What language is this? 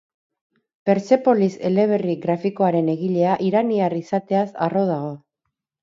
Basque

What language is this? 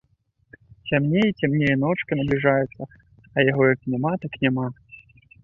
Belarusian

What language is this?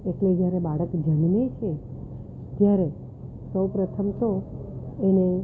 Gujarati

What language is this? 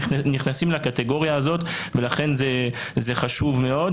Hebrew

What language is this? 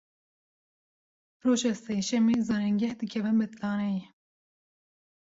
Kurdish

